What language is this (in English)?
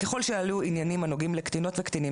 Hebrew